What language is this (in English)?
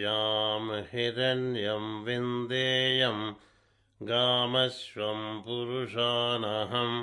Telugu